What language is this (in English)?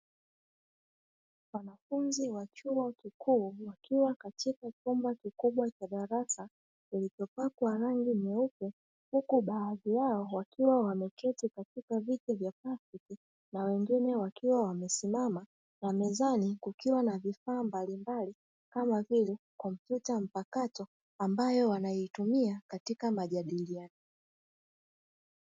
Swahili